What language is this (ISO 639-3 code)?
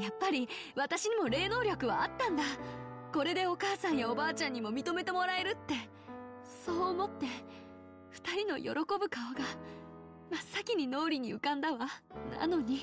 jpn